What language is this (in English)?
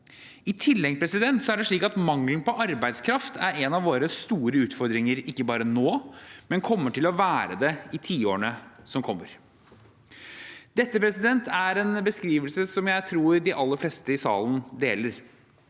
Norwegian